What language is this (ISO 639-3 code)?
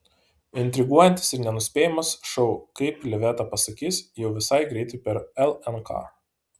lit